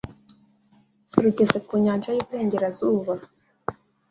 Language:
Kinyarwanda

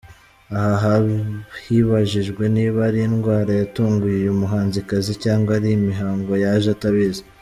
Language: Kinyarwanda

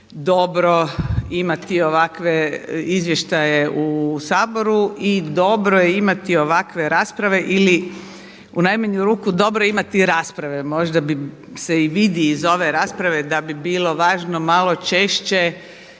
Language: Croatian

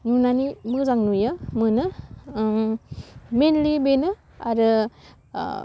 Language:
Bodo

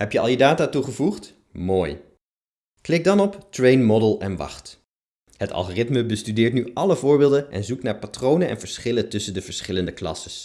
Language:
Dutch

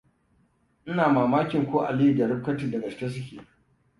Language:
Hausa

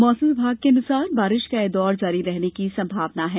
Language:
Hindi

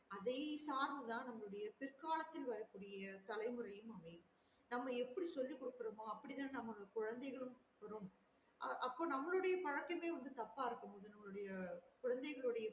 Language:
Tamil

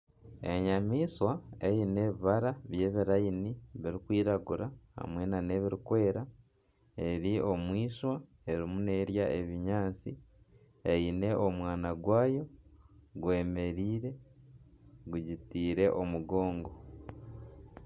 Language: Nyankole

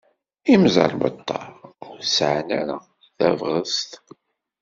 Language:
Kabyle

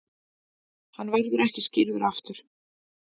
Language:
Icelandic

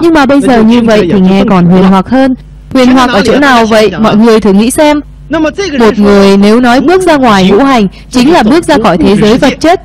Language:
Vietnamese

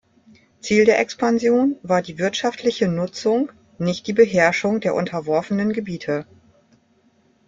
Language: German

